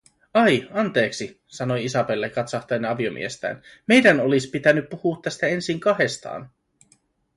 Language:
Finnish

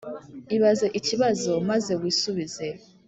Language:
Kinyarwanda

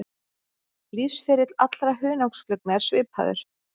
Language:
Icelandic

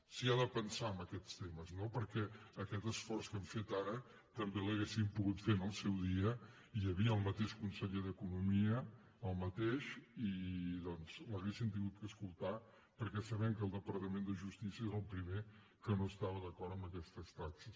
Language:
Catalan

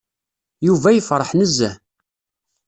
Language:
Kabyle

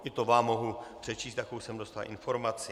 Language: Czech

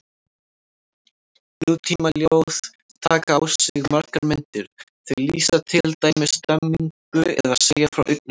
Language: Icelandic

